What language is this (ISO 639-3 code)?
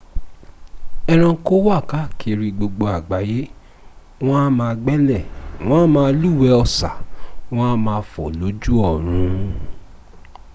yor